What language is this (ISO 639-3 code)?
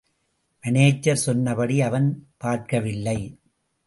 tam